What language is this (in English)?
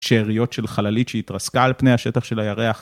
Hebrew